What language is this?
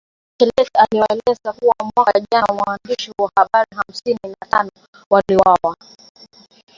Swahili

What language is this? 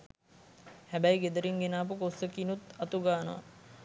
Sinhala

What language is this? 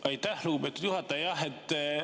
Estonian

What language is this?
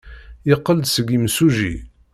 Kabyle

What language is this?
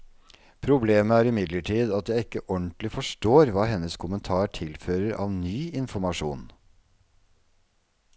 Norwegian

